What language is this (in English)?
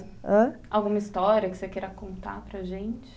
Portuguese